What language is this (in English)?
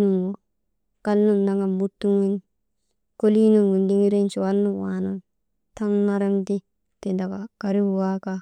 Maba